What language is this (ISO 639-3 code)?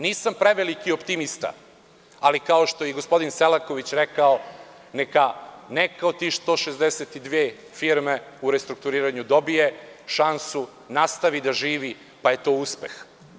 srp